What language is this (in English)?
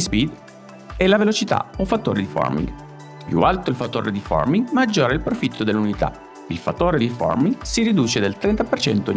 Italian